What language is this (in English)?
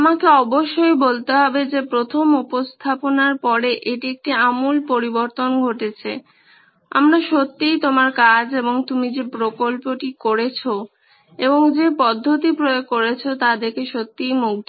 Bangla